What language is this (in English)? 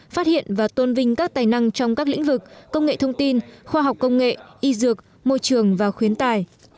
Vietnamese